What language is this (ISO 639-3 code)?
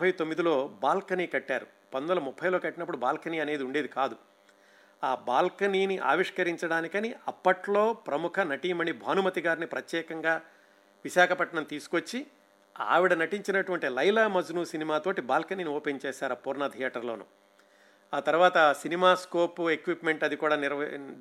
tel